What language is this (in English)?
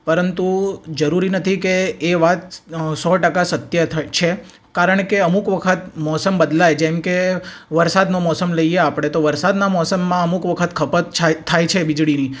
Gujarati